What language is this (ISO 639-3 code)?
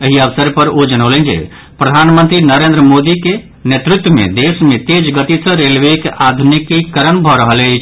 mai